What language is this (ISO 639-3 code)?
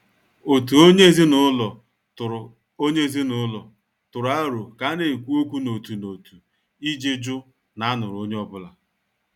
ibo